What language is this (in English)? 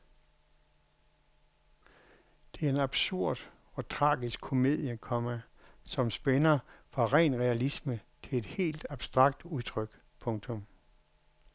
Danish